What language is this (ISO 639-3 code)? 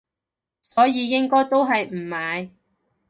yue